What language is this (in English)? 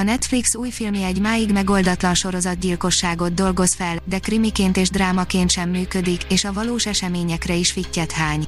Hungarian